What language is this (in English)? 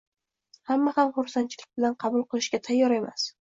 Uzbek